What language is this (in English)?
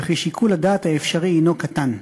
Hebrew